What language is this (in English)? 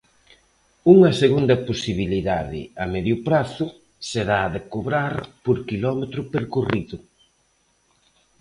Galician